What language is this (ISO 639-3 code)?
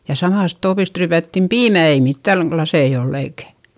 fin